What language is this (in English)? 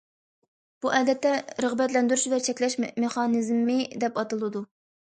Uyghur